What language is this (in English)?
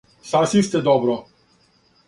Serbian